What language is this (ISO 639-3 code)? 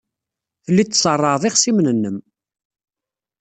kab